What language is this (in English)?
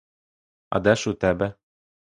Ukrainian